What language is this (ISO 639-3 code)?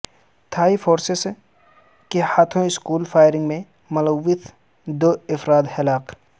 urd